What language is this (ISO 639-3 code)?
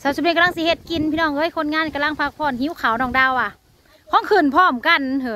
tha